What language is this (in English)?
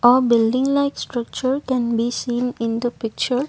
English